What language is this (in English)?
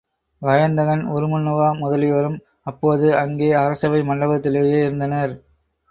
Tamil